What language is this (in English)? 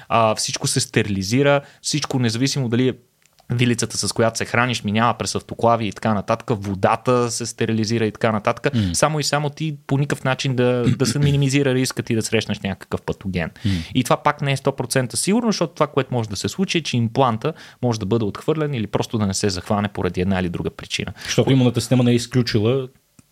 Bulgarian